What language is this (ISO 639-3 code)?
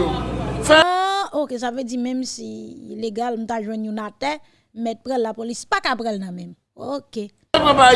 fra